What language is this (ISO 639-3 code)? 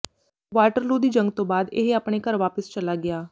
pan